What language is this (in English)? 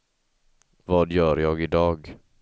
Swedish